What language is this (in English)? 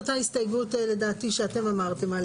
Hebrew